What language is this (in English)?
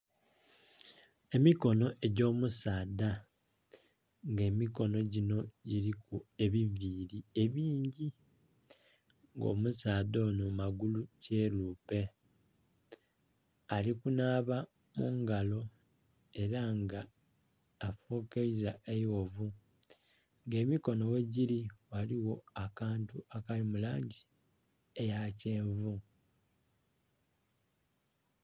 Soga